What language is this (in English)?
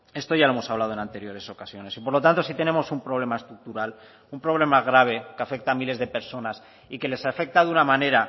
Spanish